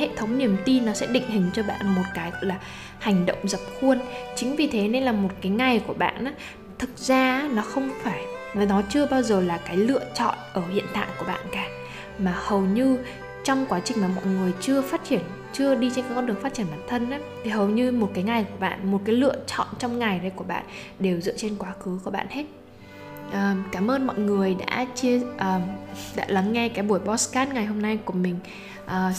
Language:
Vietnamese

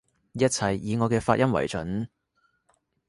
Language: Cantonese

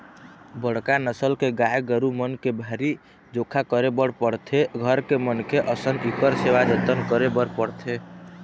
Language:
Chhattisgarhi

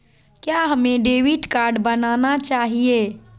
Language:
Magahi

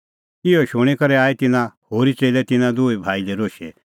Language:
Kullu Pahari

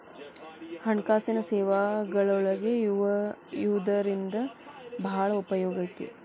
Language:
Kannada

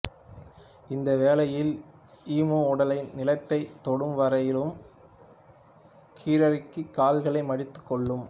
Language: Tamil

